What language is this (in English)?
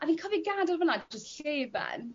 Welsh